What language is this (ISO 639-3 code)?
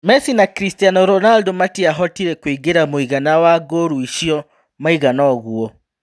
kik